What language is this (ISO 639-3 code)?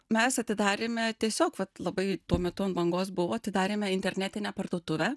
lit